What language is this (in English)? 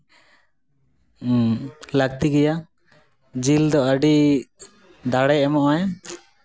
Santali